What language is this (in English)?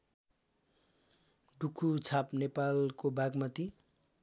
Nepali